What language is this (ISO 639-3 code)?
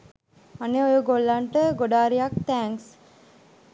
sin